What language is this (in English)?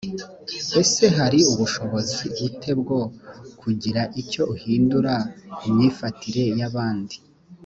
Kinyarwanda